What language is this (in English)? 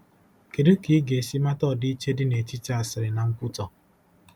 Igbo